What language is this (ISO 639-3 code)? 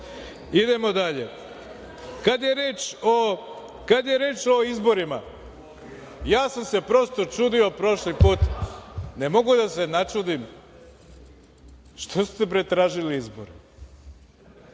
srp